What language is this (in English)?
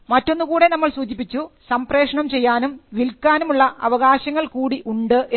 Malayalam